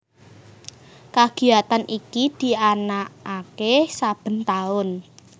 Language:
Javanese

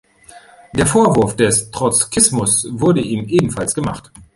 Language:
German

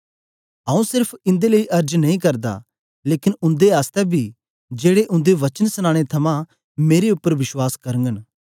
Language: Dogri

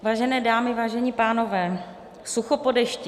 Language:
Czech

